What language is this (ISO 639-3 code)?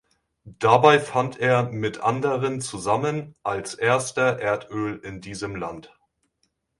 deu